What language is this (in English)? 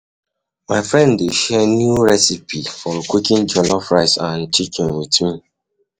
Nigerian Pidgin